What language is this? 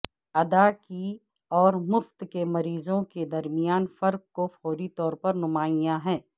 Urdu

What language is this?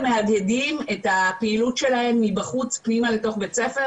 Hebrew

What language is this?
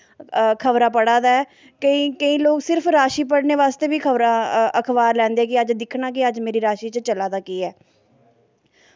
Dogri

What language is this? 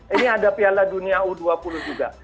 Indonesian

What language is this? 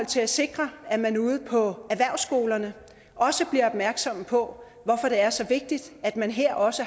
Danish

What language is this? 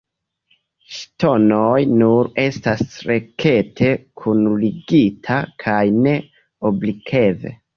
Esperanto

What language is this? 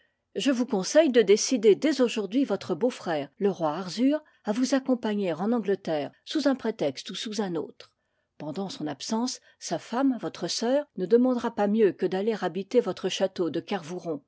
French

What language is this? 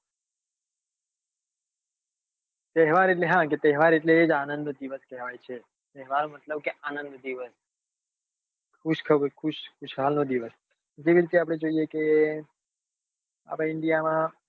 Gujarati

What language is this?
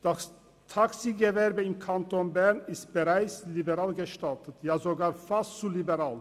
Swiss German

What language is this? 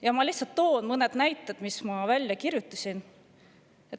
Estonian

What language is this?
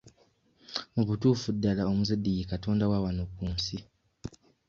Ganda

